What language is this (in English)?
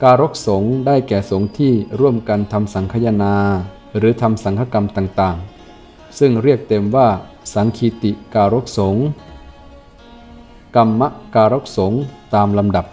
Thai